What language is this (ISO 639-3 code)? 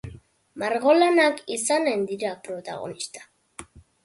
eus